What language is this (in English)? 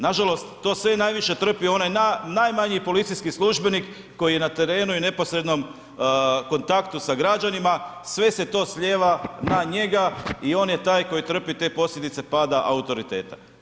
Croatian